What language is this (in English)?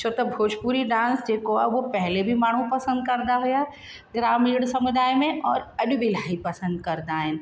Sindhi